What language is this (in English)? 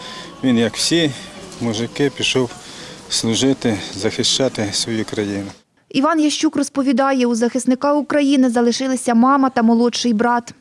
Ukrainian